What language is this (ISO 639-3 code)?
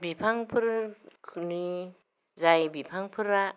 brx